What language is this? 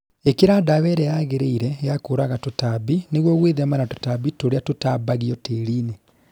Kikuyu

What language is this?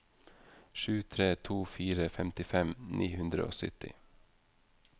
Norwegian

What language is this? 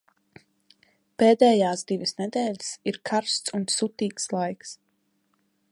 Latvian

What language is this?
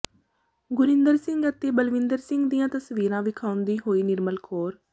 Punjabi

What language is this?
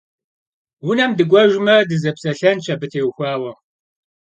Kabardian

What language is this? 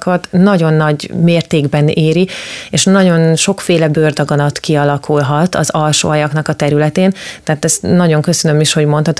Hungarian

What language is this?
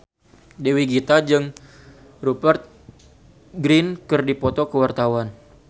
Sundanese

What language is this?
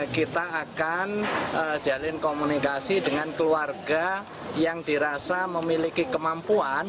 Indonesian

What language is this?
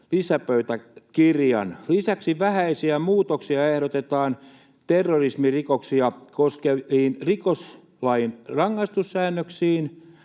Finnish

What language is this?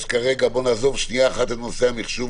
Hebrew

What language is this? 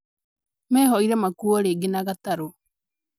Kikuyu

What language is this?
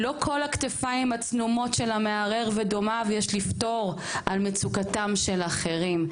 Hebrew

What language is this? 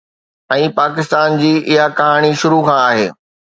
Sindhi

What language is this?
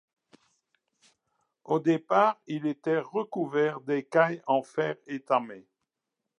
French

